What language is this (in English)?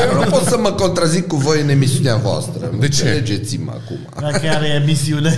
Romanian